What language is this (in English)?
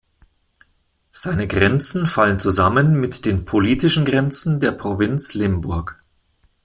German